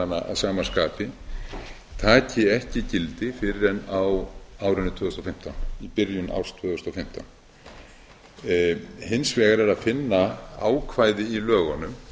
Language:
Icelandic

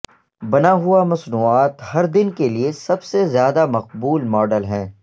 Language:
Urdu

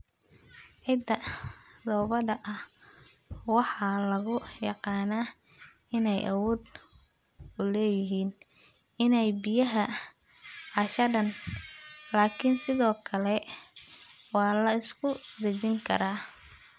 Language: Somali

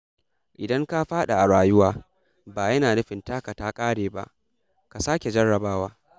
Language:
Hausa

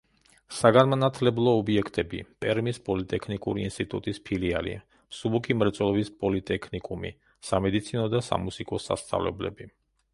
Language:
Georgian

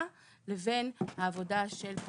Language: Hebrew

